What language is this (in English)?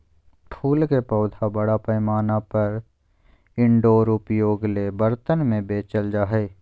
Magahi